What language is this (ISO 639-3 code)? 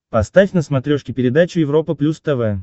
rus